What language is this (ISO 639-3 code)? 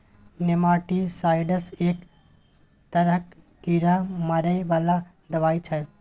mai